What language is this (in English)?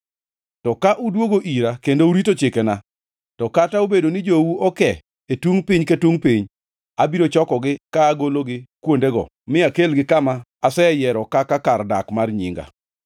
Luo (Kenya and Tanzania)